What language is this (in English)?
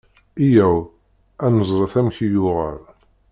Kabyle